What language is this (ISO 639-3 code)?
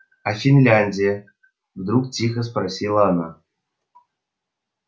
rus